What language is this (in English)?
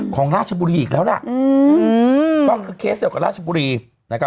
Thai